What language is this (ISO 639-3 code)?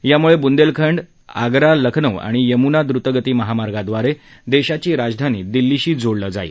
mar